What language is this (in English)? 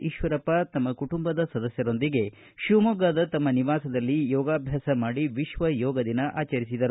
Kannada